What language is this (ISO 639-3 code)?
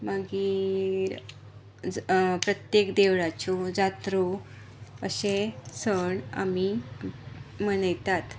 kok